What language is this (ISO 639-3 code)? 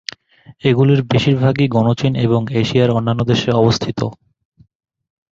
ben